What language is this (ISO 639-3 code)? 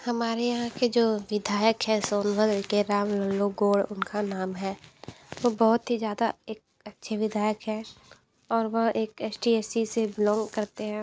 hin